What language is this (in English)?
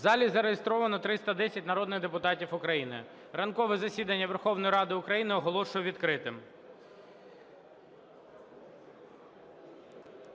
Ukrainian